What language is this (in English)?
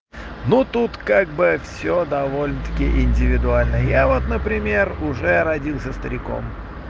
Russian